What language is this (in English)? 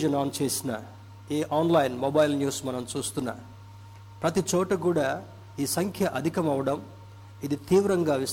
Telugu